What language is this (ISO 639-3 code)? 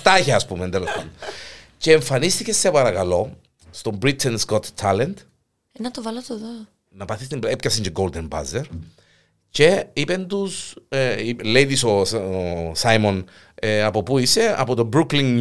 ell